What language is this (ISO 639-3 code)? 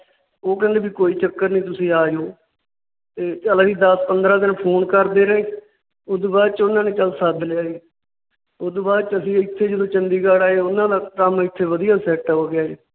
pan